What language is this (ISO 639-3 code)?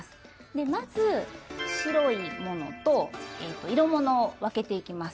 jpn